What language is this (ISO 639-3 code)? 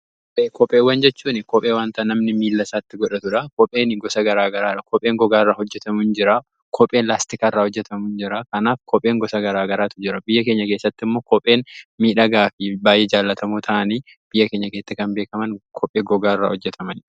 orm